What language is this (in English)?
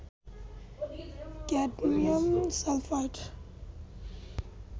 Bangla